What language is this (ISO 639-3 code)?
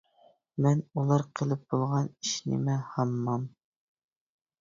uig